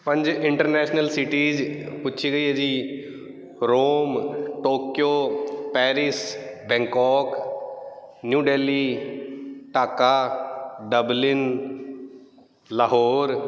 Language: Punjabi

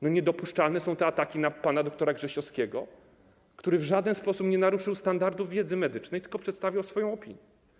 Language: Polish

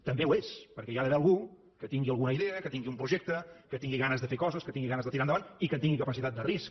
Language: Catalan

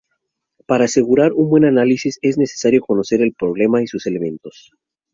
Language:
Spanish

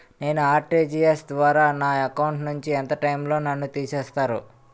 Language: Telugu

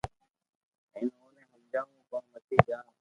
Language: Loarki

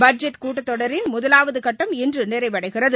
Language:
Tamil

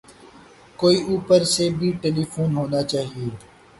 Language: Urdu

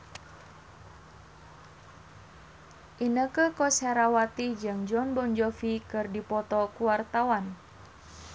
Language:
Sundanese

